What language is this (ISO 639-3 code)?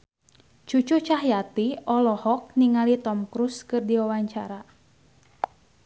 sun